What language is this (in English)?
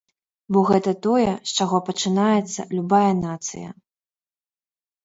Belarusian